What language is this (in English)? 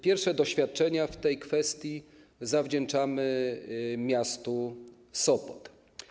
Polish